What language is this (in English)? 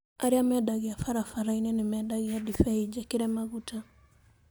Kikuyu